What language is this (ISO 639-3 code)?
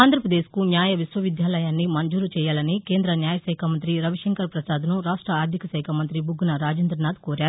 tel